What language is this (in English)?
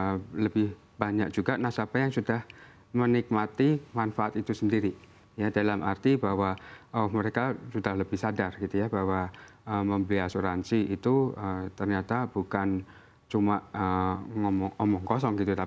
Indonesian